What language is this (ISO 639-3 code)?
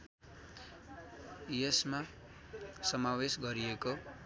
nep